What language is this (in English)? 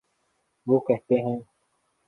Urdu